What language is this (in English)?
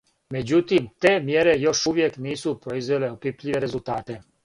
Serbian